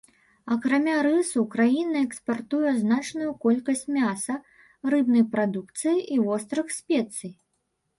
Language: Belarusian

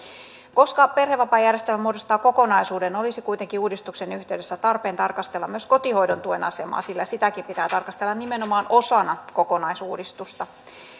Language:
Finnish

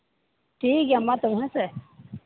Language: Santali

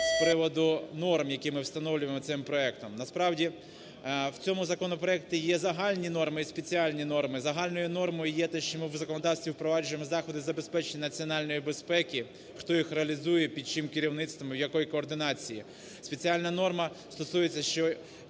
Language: Ukrainian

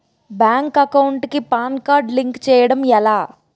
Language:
Telugu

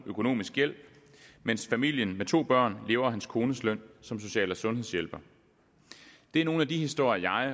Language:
Danish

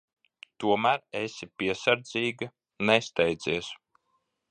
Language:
Latvian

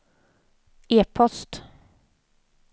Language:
Swedish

